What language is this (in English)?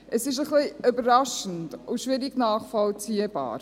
Swiss German